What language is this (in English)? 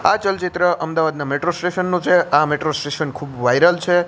Gujarati